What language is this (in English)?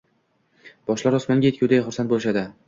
Uzbek